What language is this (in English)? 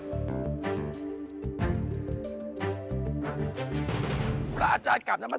Thai